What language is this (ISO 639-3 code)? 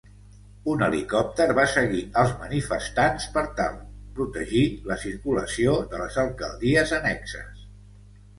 cat